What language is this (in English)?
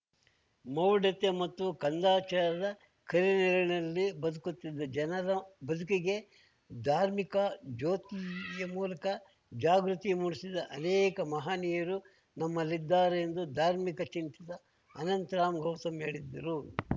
Kannada